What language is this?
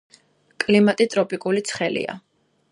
Georgian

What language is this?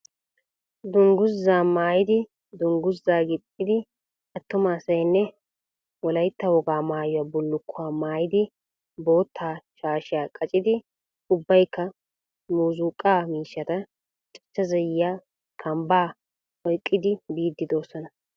Wolaytta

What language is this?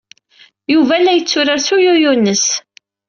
Kabyle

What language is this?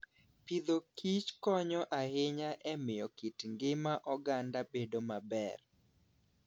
Luo (Kenya and Tanzania)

